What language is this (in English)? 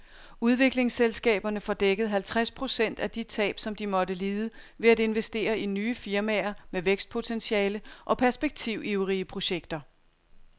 Danish